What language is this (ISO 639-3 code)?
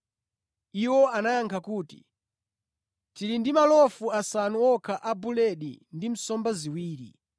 nya